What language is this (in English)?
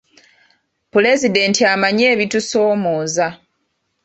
Ganda